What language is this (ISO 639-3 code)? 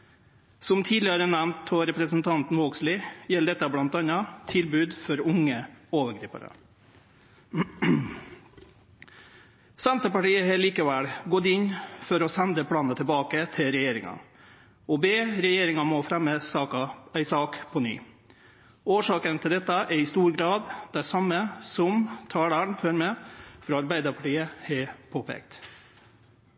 nno